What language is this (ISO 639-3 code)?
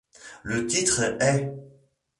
fra